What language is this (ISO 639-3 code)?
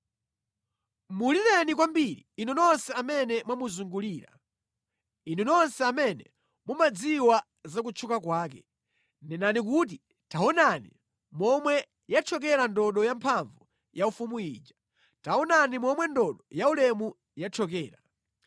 nya